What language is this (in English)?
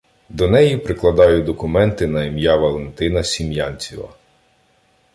Ukrainian